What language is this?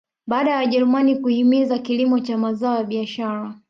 Swahili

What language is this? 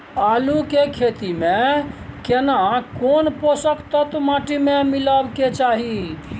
Maithili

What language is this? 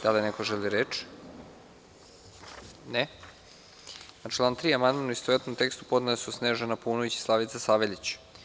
Serbian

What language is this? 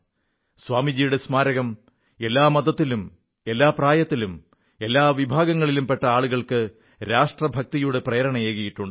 Malayalam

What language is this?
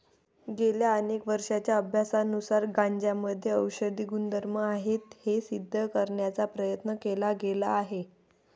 Marathi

